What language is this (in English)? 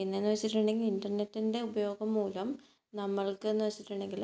Malayalam